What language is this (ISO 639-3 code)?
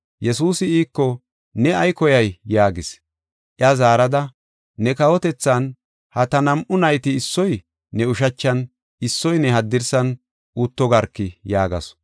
gof